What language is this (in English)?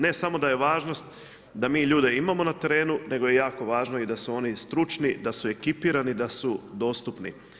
Croatian